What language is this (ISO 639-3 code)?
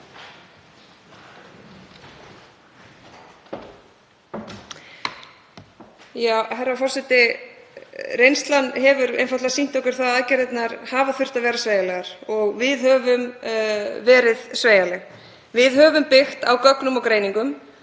isl